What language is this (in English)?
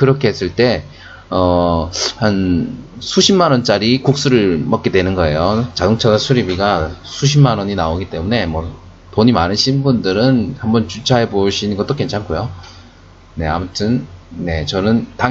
Korean